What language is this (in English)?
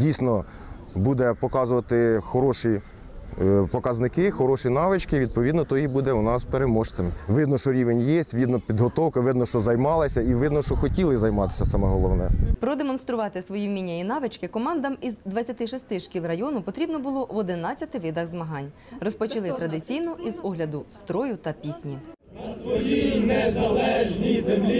Ukrainian